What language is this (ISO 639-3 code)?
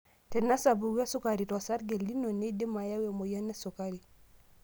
mas